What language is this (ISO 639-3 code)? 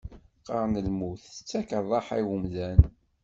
kab